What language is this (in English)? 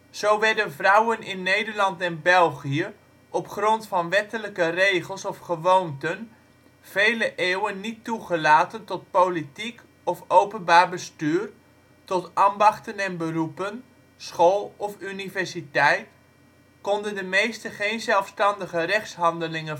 Dutch